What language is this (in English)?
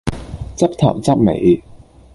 Cantonese